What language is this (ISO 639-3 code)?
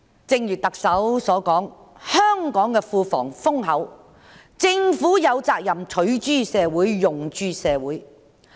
yue